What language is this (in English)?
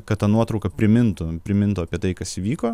Lithuanian